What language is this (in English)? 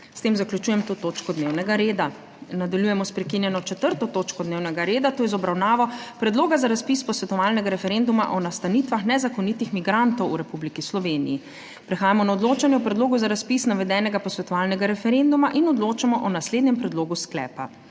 Slovenian